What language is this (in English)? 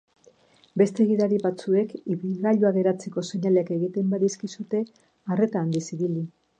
Basque